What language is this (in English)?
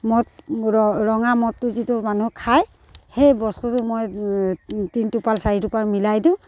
Assamese